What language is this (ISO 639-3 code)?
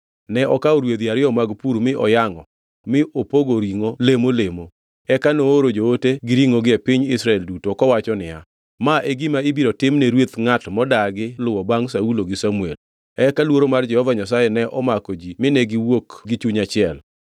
luo